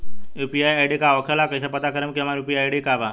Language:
Bhojpuri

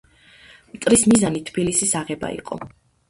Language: Georgian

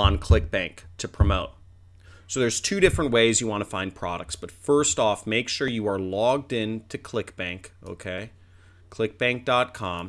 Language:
English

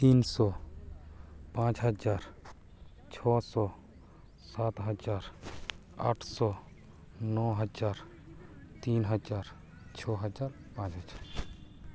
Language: Santali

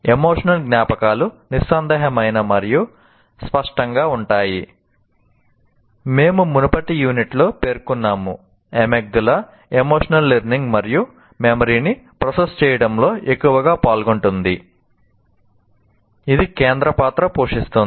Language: Telugu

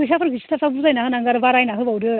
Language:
Bodo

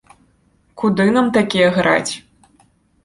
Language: Belarusian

